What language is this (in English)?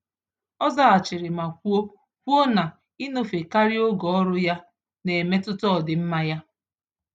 Igbo